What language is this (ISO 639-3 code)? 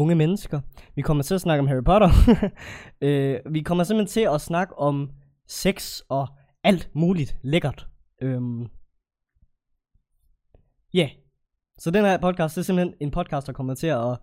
dan